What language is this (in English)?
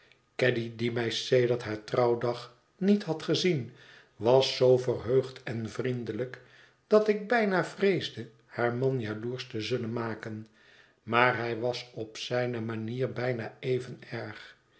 Dutch